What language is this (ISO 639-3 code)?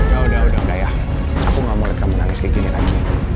ind